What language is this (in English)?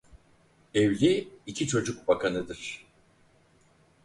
Turkish